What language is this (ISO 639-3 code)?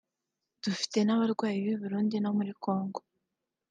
kin